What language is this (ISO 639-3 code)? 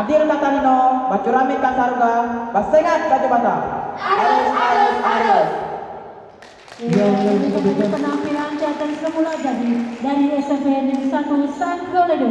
ind